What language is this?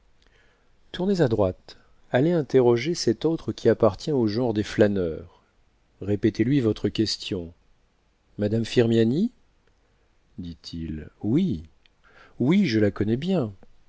French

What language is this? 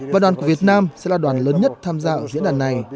Vietnamese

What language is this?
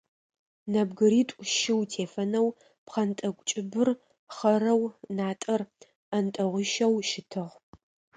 Adyghe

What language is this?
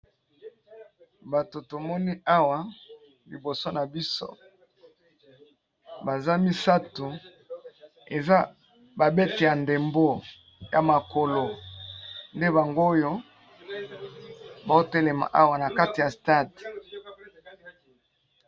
Lingala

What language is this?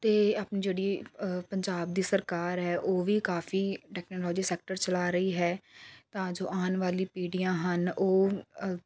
Punjabi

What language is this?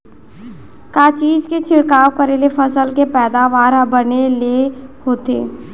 Chhattisgarhi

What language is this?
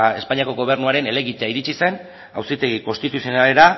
Basque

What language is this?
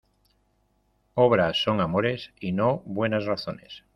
Spanish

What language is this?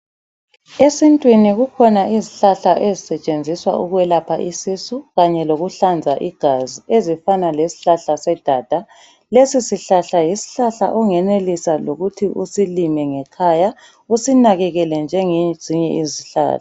North Ndebele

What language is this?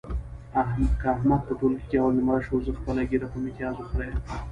Pashto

